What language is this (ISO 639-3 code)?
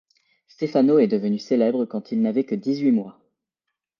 fra